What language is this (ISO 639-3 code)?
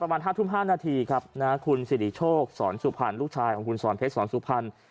tha